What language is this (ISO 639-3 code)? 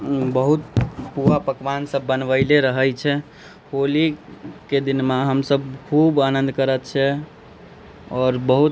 mai